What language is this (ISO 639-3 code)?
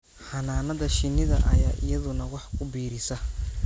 som